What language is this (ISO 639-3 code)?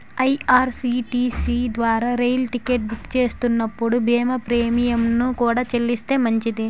tel